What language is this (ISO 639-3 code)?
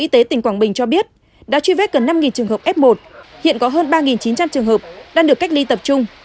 vie